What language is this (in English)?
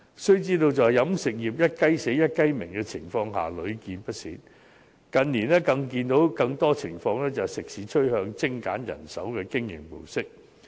Cantonese